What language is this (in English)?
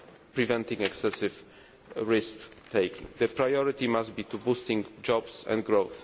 English